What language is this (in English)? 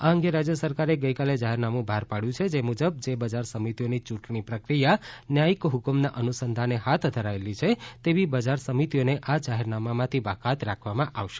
Gujarati